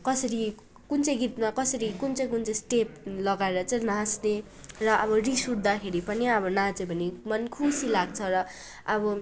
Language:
Nepali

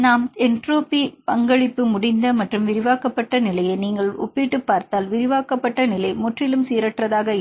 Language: Tamil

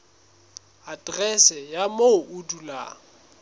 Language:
Southern Sotho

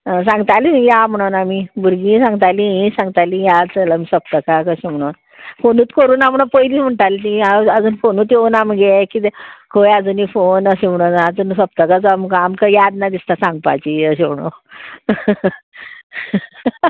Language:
Konkani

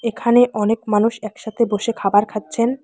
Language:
Bangla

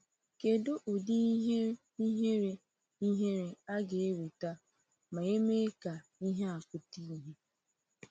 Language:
Igbo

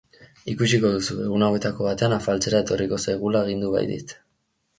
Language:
Basque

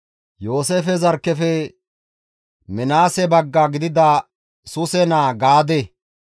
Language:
Gamo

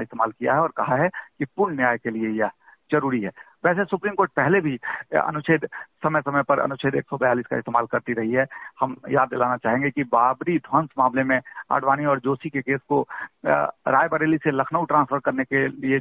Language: Hindi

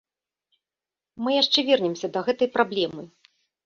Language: Belarusian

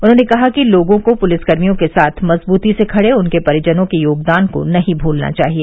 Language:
Hindi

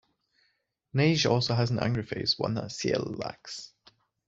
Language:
English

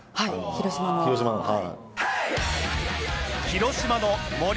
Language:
Japanese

